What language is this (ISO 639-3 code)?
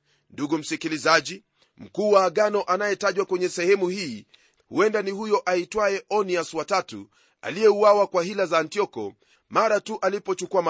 swa